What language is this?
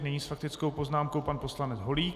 Czech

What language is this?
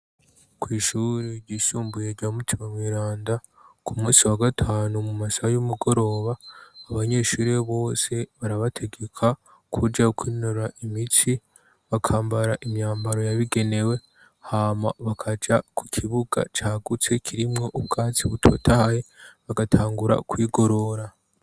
Rundi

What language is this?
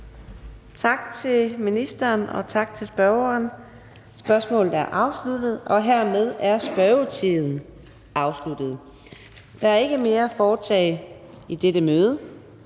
Danish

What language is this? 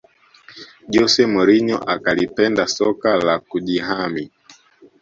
Swahili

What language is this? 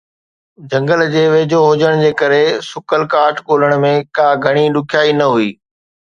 Sindhi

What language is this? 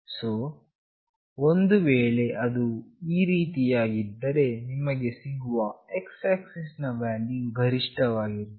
Kannada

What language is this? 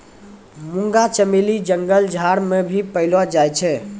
Maithili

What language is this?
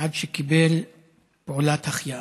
Hebrew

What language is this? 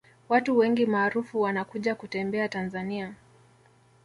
Swahili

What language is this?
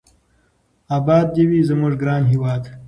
Pashto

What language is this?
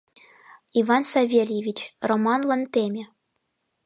Mari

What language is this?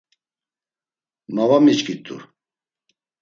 Laz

